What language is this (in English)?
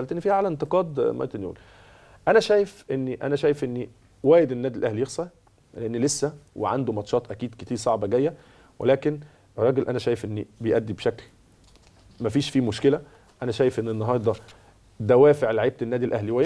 Arabic